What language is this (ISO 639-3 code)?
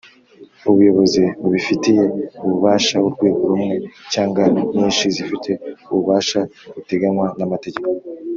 kin